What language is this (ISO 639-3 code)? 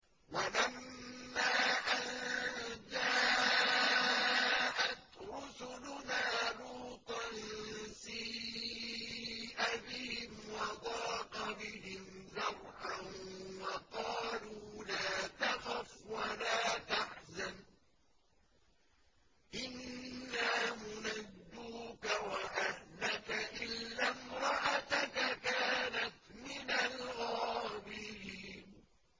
ara